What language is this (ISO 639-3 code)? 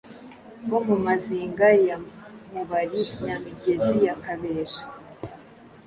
kin